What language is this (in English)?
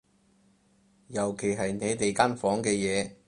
Cantonese